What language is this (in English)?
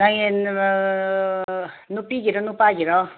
Manipuri